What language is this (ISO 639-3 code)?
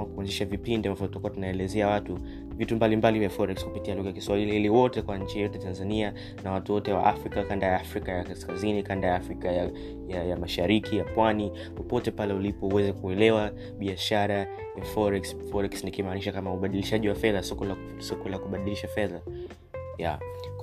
swa